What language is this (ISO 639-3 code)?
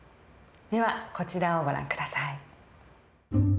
jpn